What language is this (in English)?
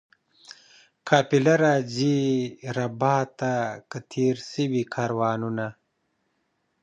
Pashto